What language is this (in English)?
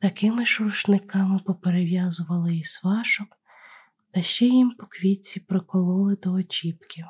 Ukrainian